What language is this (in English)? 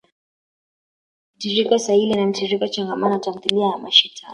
Swahili